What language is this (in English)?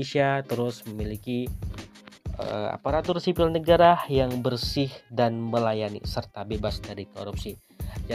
Indonesian